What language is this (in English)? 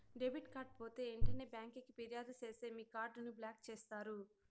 Telugu